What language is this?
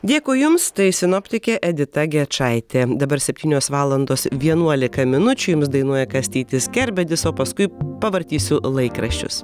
Lithuanian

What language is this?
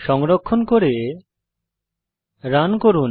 Bangla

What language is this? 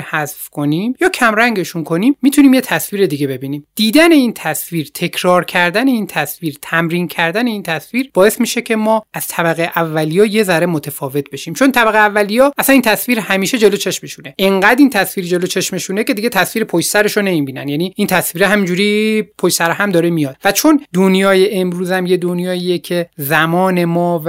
Persian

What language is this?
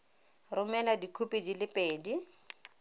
Tswana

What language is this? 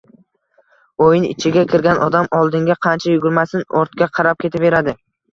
Uzbek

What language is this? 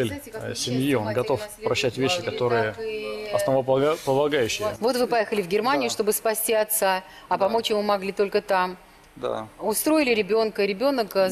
Russian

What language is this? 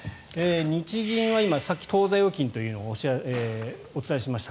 Japanese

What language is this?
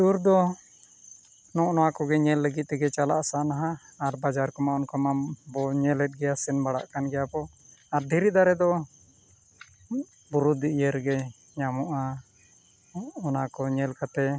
Santali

